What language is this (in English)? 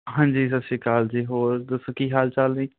Punjabi